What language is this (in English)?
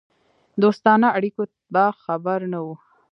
Pashto